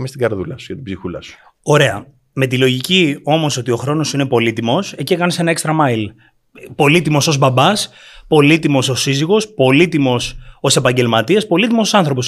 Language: Greek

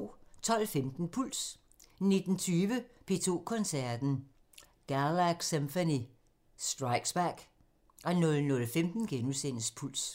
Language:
Danish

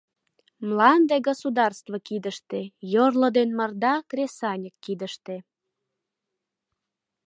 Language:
Mari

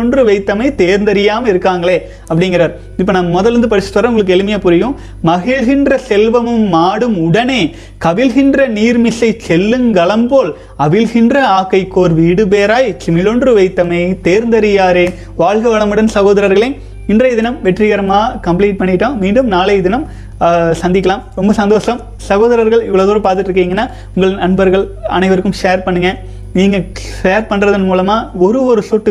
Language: Tamil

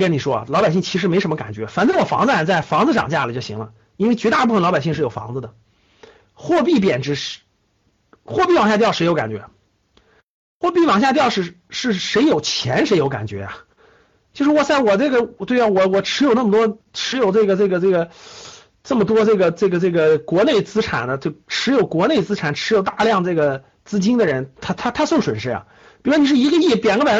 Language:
Chinese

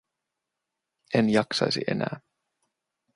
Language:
Finnish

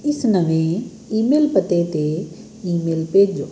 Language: Punjabi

